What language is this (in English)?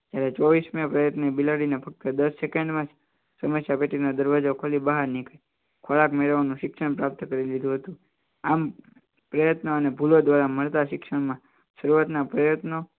Gujarati